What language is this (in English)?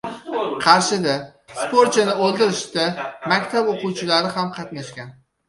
Uzbek